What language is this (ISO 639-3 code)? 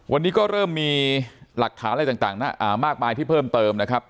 tha